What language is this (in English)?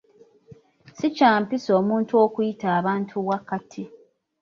Ganda